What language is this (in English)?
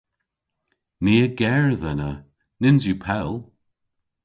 Cornish